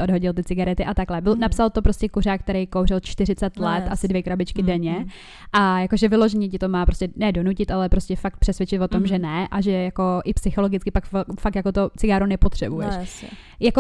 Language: Czech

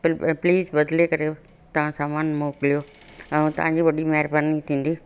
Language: Sindhi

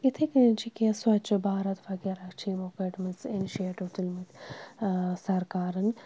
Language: Kashmiri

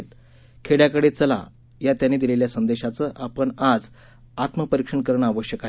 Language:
Marathi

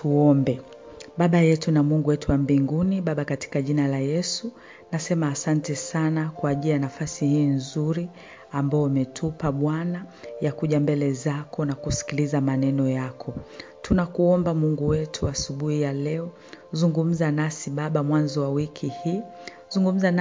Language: Swahili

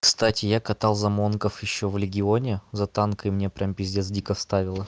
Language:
Russian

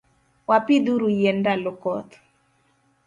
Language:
Luo (Kenya and Tanzania)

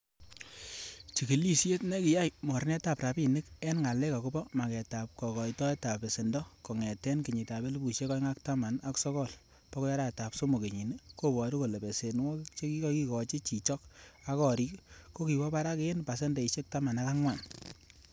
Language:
Kalenjin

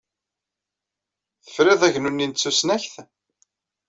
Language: Kabyle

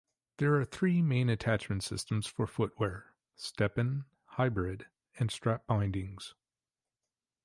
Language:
English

